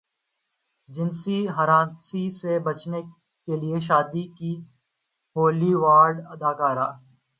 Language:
Urdu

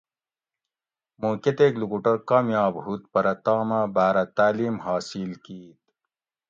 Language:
Gawri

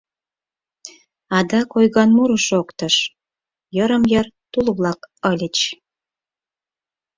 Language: Mari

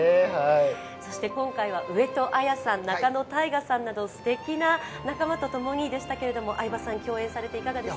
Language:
Japanese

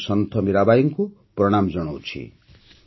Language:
Odia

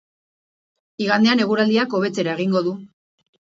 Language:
Basque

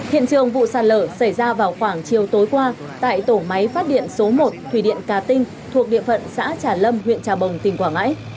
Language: Vietnamese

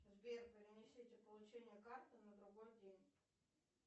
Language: Russian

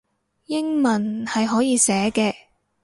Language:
Cantonese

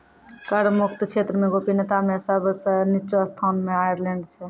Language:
Maithili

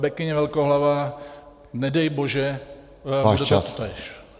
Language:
Czech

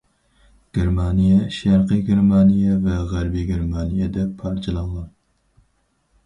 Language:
Uyghur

